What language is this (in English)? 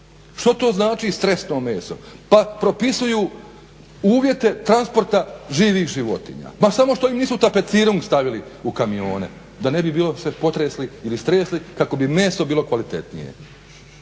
Croatian